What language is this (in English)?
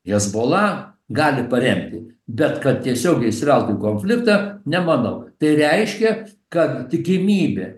Lithuanian